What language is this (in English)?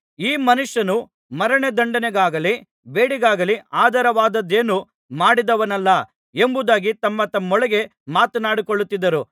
Kannada